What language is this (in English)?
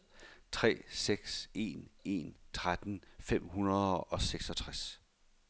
Danish